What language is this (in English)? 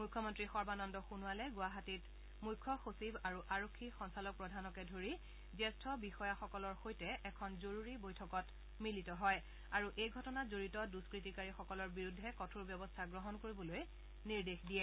Assamese